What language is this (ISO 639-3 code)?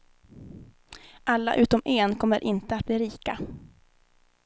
swe